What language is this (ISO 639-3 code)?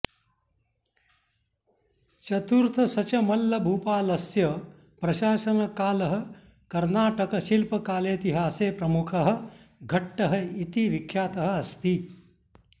san